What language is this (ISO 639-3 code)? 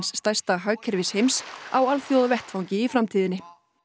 isl